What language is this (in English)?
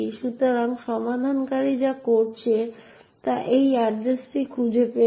Bangla